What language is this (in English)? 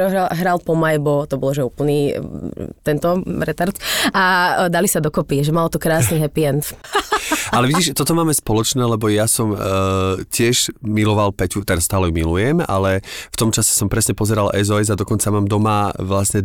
Slovak